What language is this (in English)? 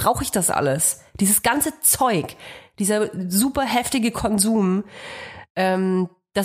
German